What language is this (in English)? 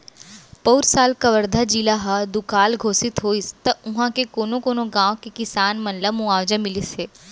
Chhattisgarhi